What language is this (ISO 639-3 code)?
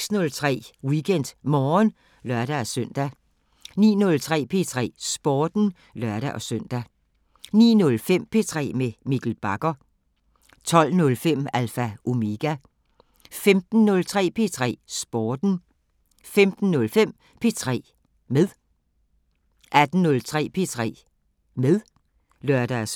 dan